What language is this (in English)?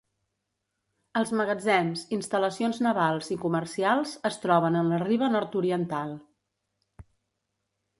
Catalan